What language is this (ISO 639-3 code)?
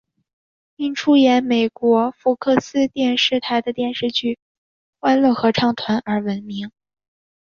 zho